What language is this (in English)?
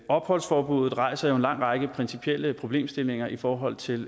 Danish